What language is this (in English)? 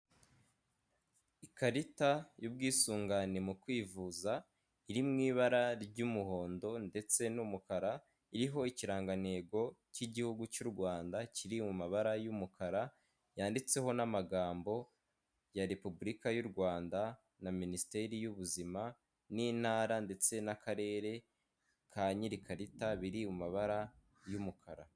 Kinyarwanda